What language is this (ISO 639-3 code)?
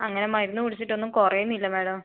mal